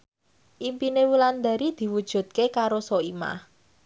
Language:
Javanese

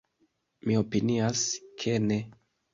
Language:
Esperanto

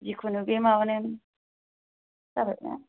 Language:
Bodo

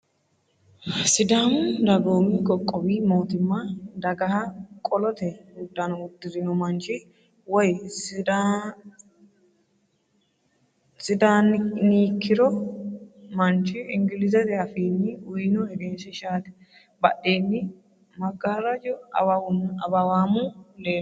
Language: Sidamo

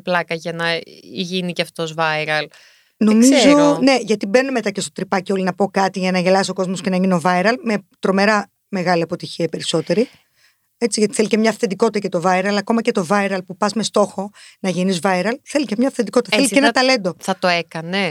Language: Greek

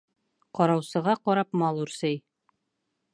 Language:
Bashkir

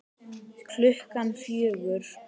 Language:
Icelandic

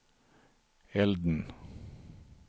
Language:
Swedish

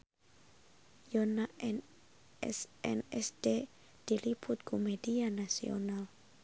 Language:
Sundanese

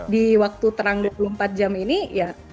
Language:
Indonesian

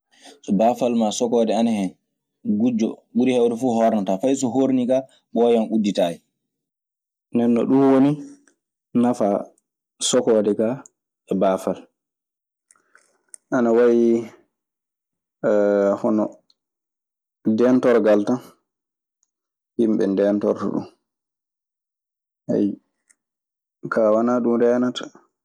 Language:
Maasina Fulfulde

